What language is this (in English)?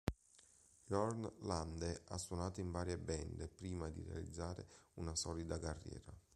Italian